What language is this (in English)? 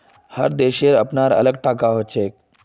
Magahi